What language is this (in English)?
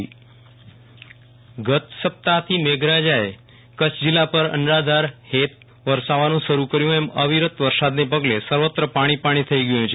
Gujarati